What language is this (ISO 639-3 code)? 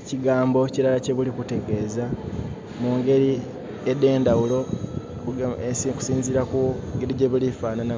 xog